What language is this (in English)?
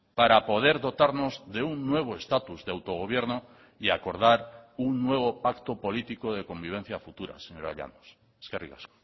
Spanish